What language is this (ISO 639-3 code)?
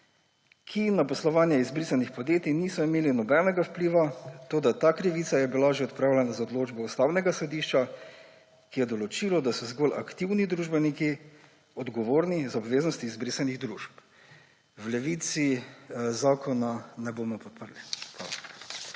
slv